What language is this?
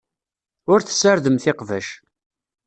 Kabyle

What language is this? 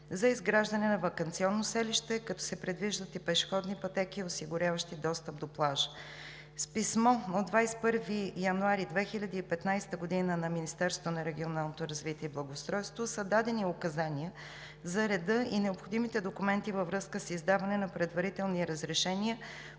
Bulgarian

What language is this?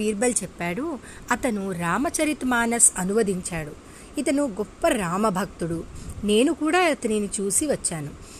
Telugu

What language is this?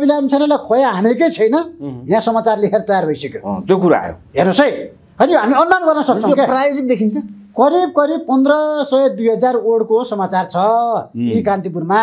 Indonesian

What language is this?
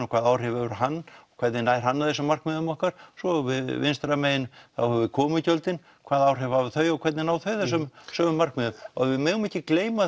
Icelandic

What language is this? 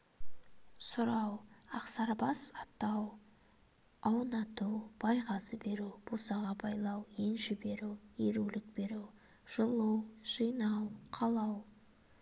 Kazakh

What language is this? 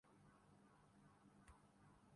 Urdu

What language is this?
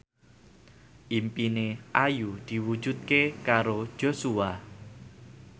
Javanese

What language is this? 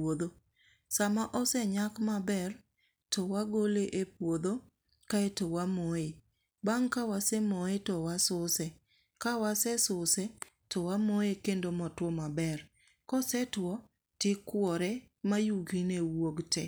Luo (Kenya and Tanzania)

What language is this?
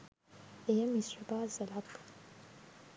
Sinhala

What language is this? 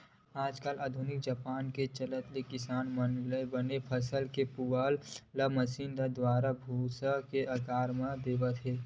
Chhattisgarhi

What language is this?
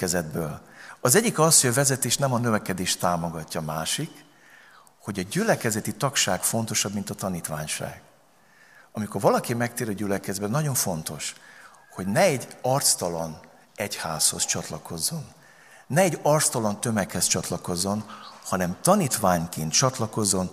Hungarian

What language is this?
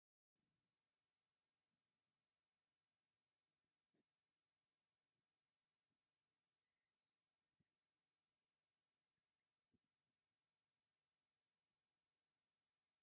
Tigrinya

